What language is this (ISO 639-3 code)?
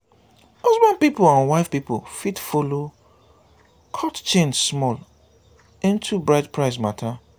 pcm